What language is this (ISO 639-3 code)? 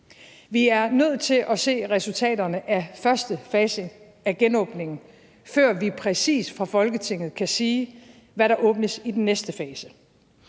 dan